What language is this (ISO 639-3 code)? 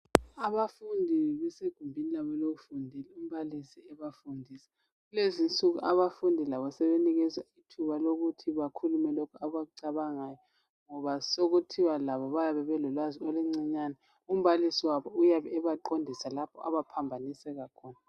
nde